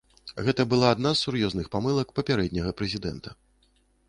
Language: Belarusian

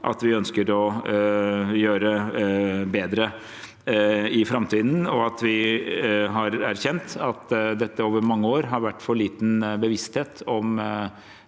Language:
Norwegian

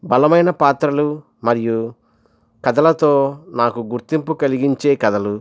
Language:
Telugu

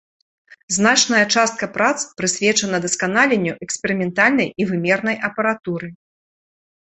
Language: Belarusian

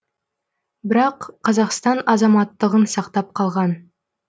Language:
Kazakh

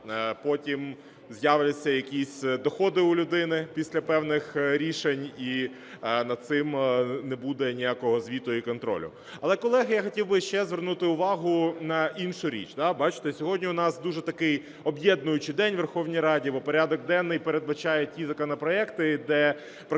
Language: Ukrainian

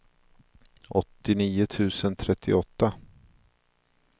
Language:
Swedish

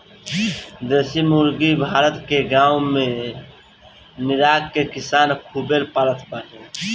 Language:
Bhojpuri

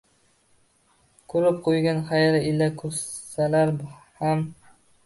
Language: Uzbek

